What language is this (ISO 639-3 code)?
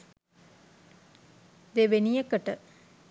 sin